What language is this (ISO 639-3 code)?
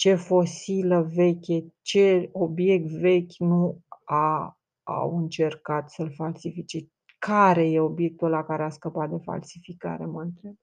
ron